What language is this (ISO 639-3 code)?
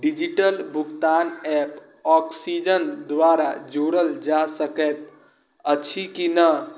mai